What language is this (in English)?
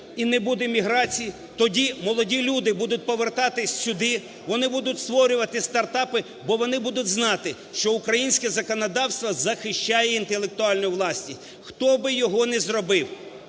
Ukrainian